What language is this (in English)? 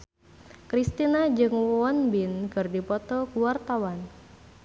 Sundanese